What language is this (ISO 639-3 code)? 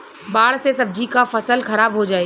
bho